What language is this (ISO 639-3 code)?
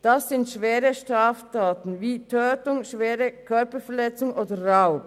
gsw